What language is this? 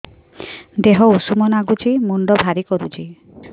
Odia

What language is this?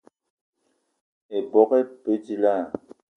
Eton (Cameroon)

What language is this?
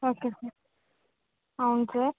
Telugu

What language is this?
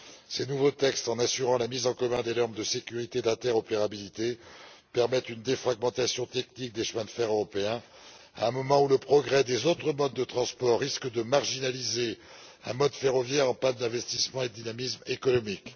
French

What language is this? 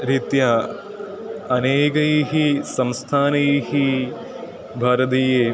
Sanskrit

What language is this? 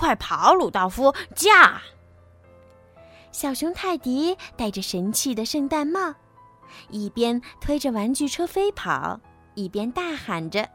Chinese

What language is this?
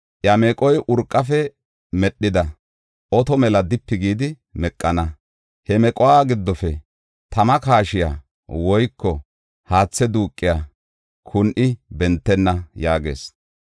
Gofa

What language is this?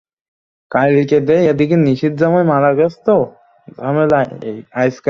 Bangla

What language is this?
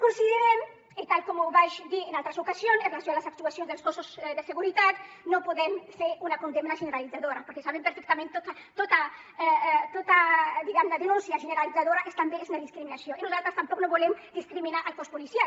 Catalan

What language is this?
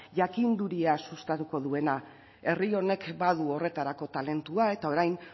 Basque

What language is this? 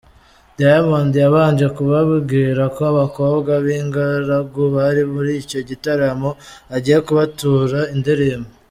Kinyarwanda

